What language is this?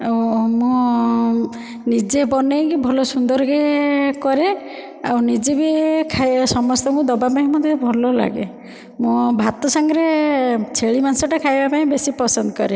Odia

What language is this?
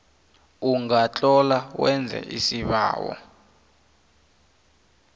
South Ndebele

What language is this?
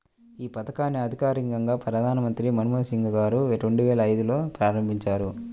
Telugu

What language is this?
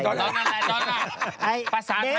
Thai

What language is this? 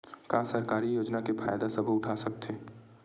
Chhattisgarhi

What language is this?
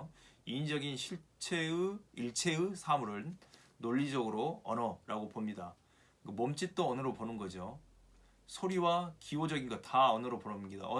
Korean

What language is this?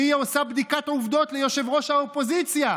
Hebrew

